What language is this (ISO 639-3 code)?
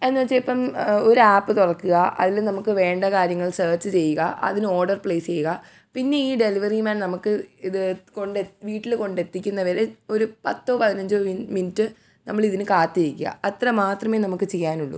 mal